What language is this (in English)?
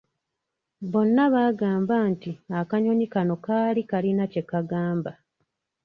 Ganda